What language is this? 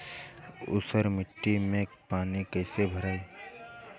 Bhojpuri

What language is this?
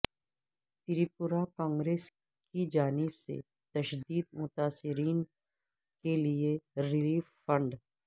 Urdu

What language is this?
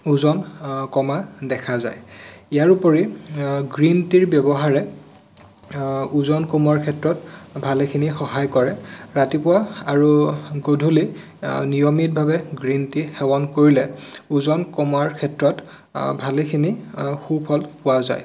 Assamese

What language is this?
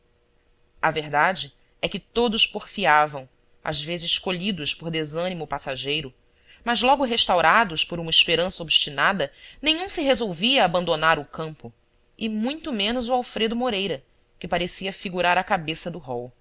Portuguese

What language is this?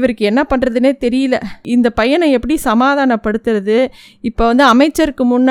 Tamil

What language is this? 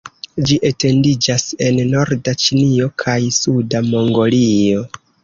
Esperanto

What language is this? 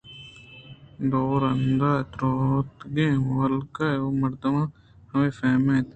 Eastern Balochi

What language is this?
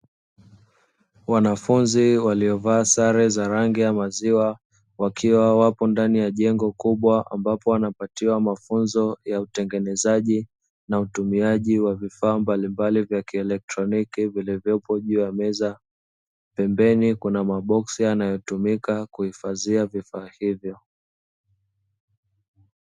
Swahili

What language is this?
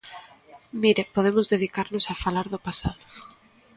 Galician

